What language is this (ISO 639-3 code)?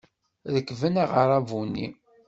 kab